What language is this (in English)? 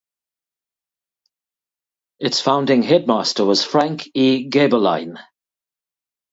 English